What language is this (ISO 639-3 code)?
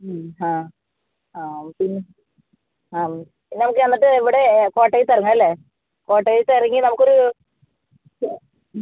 mal